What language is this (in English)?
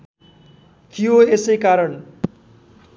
Nepali